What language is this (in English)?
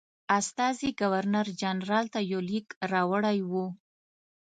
Pashto